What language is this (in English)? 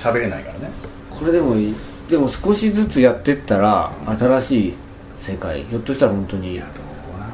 Japanese